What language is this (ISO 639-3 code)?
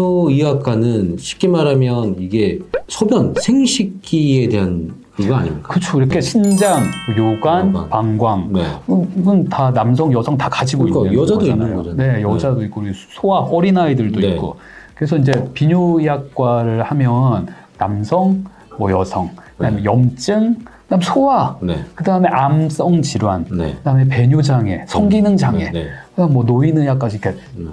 kor